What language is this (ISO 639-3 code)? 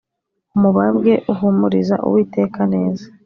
kin